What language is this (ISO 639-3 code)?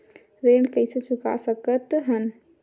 hne